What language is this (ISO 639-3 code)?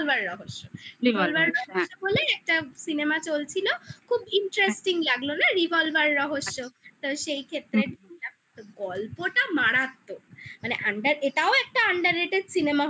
ben